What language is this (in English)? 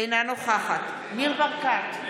Hebrew